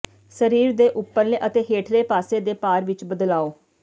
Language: Punjabi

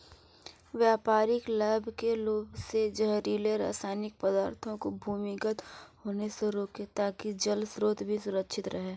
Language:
Hindi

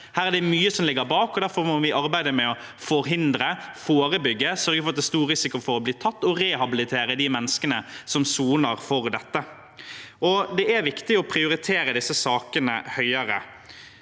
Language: Norwegian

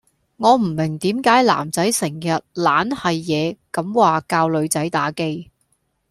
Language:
Cantonese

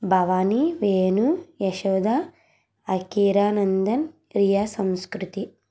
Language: Telugu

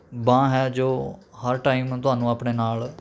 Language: Punjabi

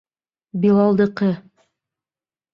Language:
Bashkir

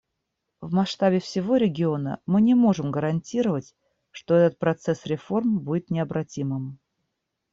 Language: Russian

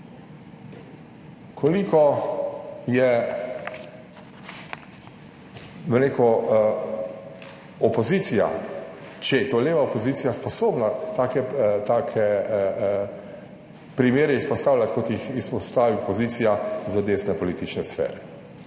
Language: Slovenian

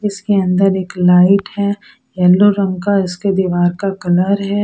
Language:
Hindi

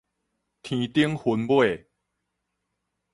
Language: Min Nan Chinese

